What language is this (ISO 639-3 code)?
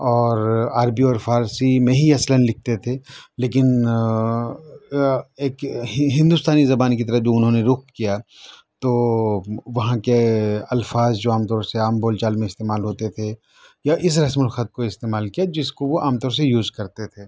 urd